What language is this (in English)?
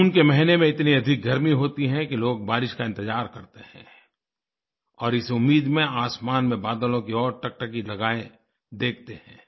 Hindi